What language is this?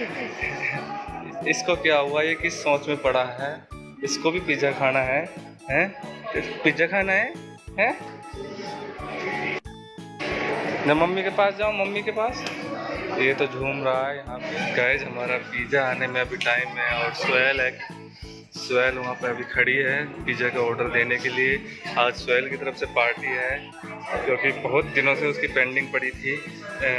Hindi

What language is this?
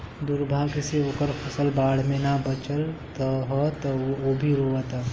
Bhojpuri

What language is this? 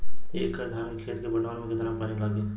Bhojpuri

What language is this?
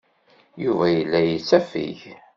Kabyle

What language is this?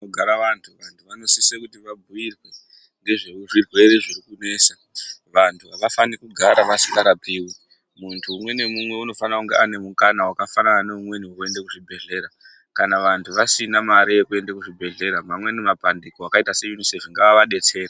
Ndau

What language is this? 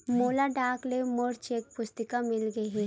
Chhattisgarhi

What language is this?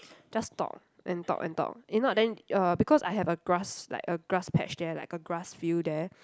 English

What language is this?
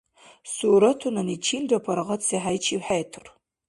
Dargwa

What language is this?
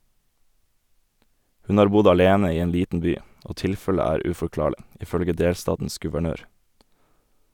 Norwegian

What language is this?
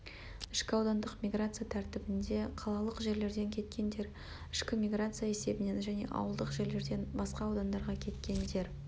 Kazakh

